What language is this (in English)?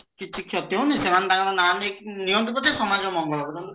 Odia